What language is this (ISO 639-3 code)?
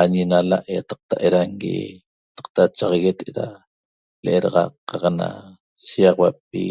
tob